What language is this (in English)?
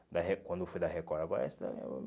Portuguese